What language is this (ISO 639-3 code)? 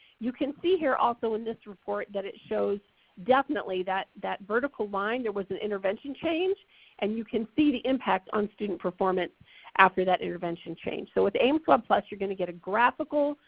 eng